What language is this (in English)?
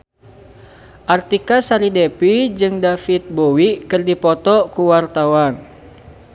Sundanese